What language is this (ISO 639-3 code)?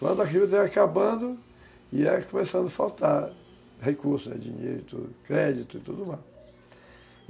por